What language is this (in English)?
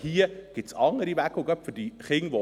Swiss German